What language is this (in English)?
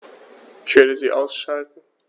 German